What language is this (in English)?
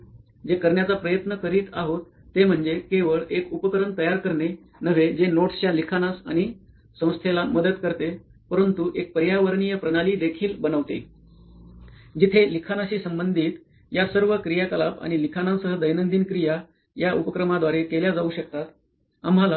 Marathi